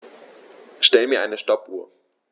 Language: German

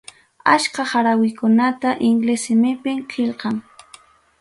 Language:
Ayacucho Quechua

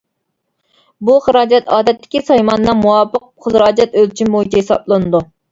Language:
Uyghur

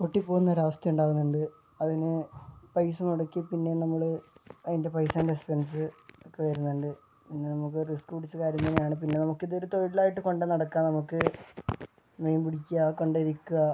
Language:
Malayalam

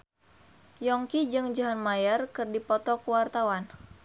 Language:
Sundanese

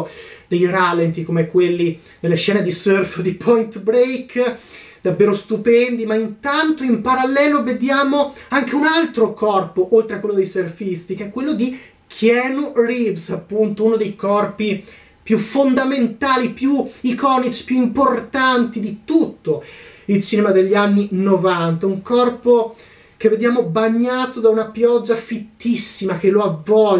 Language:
Italian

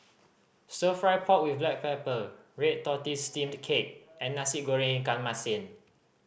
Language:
English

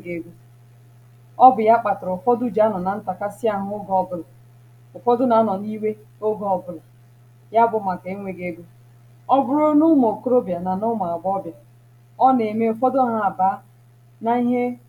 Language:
Igbo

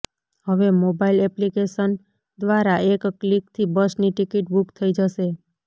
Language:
Gujarati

